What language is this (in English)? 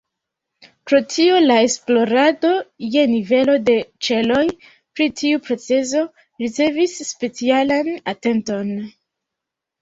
Esperanto